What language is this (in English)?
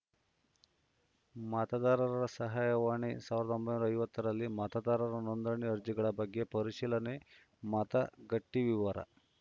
Kannada